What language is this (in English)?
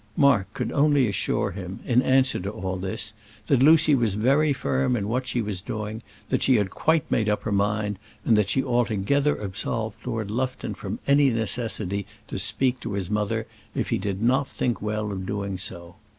English